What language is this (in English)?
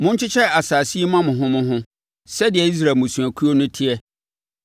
Akan